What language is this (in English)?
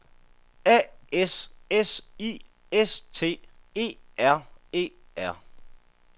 Danish